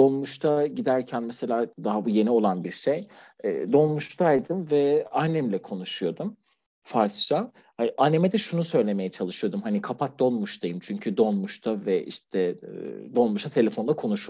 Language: Turkish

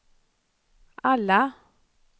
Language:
Swedish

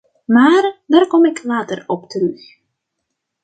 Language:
Dutch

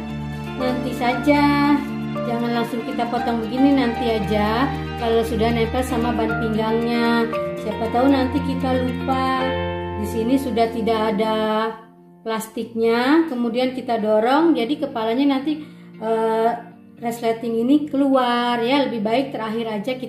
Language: Indonesian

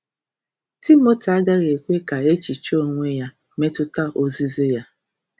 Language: Igbo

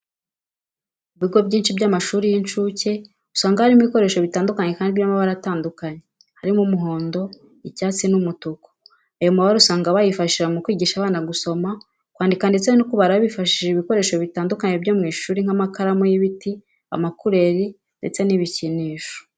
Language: Kinyarwanda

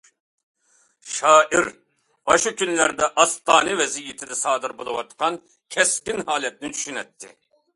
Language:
Uyghur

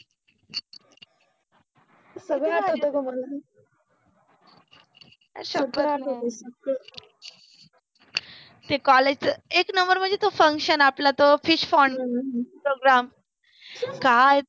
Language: Marathi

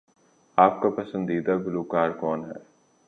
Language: Urdu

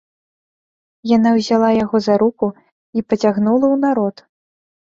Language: Belarusian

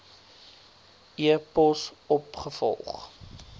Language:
Afrikaans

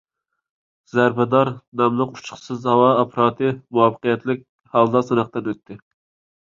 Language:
Uyghur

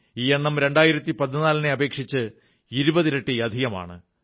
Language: Malayalam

